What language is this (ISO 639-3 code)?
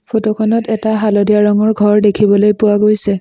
asm